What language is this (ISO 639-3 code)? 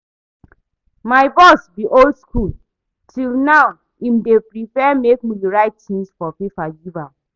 pcm